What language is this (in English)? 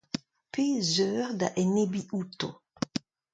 Breton